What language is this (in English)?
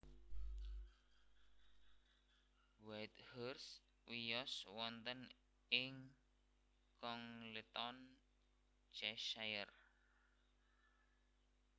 Javanese